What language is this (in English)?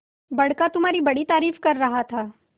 Hindi